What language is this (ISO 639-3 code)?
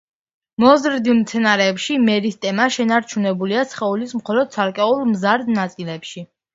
kat